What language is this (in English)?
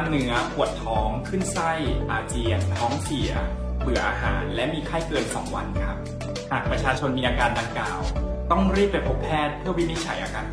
Thai